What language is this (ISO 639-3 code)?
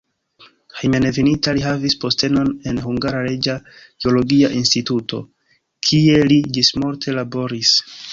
epo